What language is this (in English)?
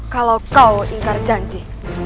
Indonesian